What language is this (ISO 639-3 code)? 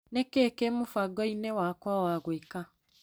kik